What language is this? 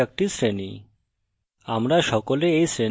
Bangla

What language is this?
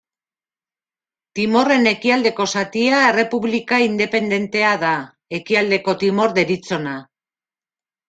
Basque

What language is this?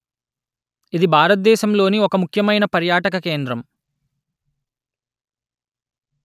Telugu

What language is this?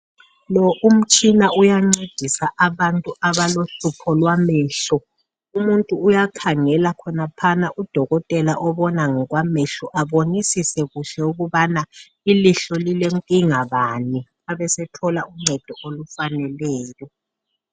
North Ndebele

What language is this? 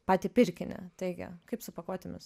Lithuanian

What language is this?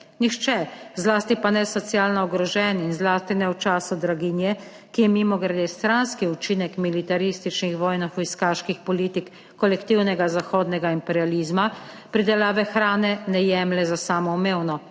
Slovenian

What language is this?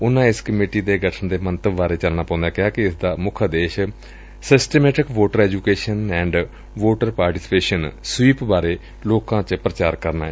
Punjabi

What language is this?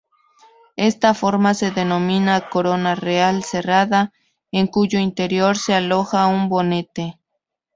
Spanish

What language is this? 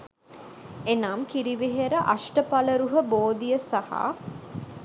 Sinhala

